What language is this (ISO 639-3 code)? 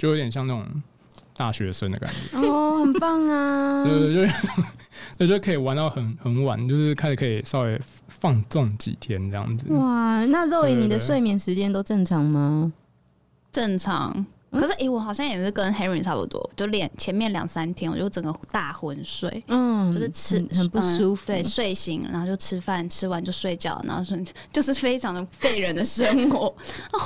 zho